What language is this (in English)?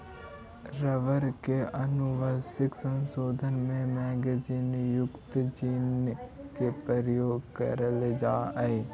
Magahi